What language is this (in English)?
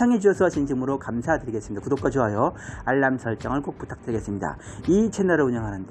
Korean